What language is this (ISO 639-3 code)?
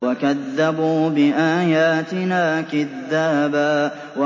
ara